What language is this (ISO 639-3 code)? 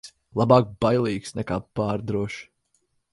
lav